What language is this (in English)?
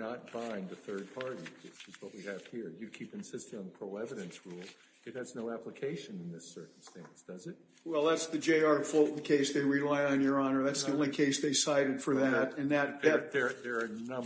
English